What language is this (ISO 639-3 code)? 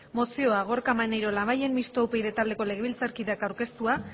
eus